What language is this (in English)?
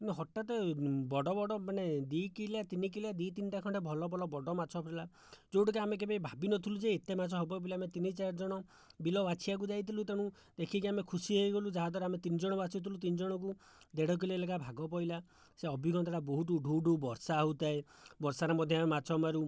Odia